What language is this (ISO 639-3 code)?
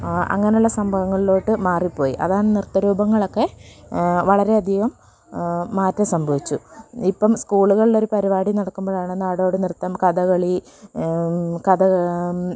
mal